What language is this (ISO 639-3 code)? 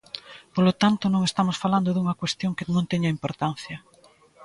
glg